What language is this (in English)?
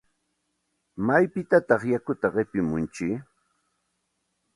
Santa Ana de Tusi Pasco Quechua